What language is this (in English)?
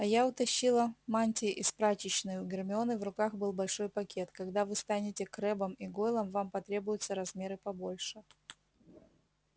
Russian